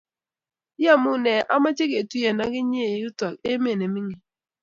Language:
Kalenjin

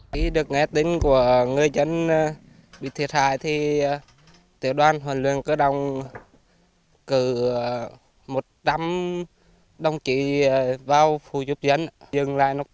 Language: Vietnamese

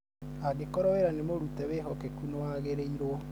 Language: Kikuyu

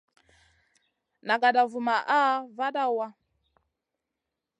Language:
Masana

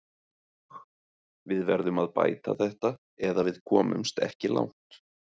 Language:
Icelandic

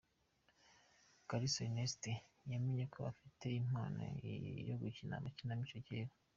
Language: Kinyarwanda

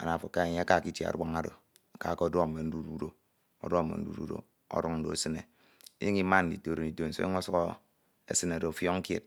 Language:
Ito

